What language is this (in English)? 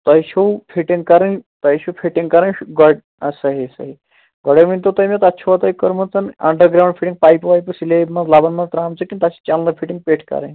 Kashmiri